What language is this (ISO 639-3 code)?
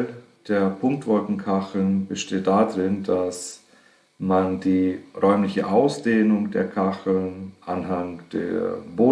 deu